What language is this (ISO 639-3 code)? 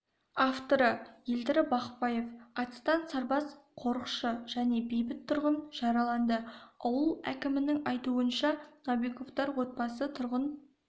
kaz